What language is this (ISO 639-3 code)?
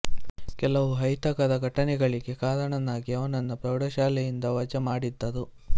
kan